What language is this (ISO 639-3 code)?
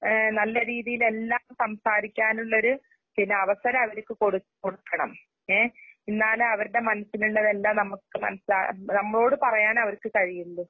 mal